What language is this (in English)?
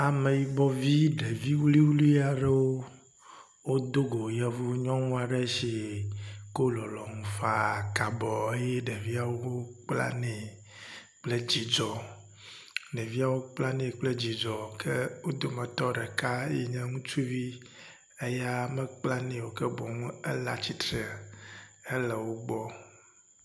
Ewe